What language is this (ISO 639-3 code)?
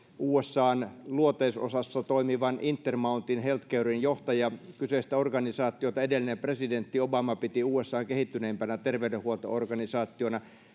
fin